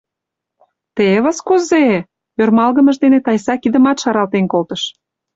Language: Mari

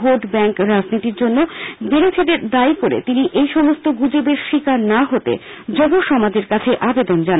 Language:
Bangla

